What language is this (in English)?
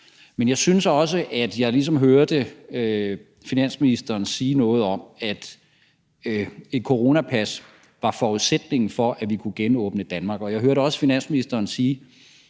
Danish